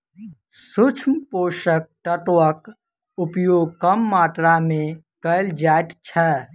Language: Maithili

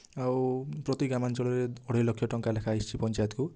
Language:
Odia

